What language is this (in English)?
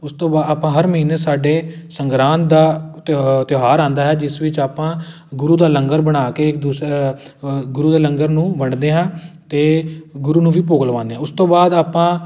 Punjabi